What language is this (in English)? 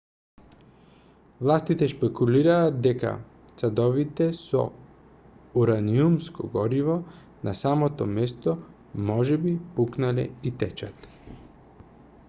Macedonian